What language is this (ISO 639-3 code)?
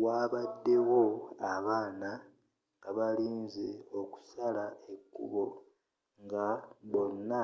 lug